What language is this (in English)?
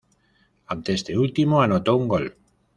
Spanish